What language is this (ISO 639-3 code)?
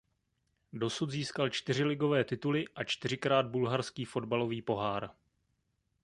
ces